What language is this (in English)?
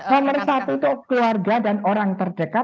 Indonesian